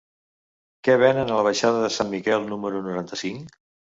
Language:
Catalan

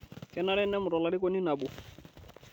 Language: Masai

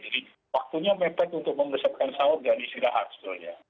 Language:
Indonesian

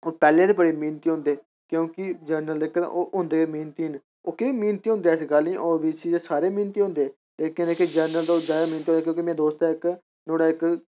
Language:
Dogri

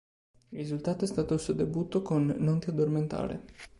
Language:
Italian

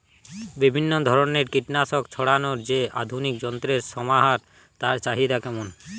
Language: Bangla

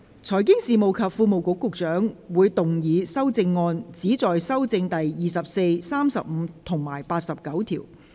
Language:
Cantonese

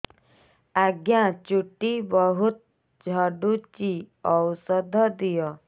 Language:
Odia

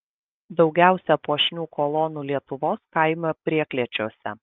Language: Lithuanian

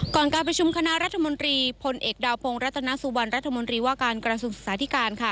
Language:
Thai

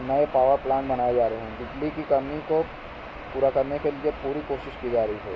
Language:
Urdu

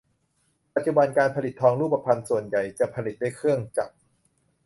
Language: Thai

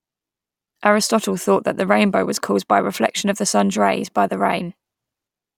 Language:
English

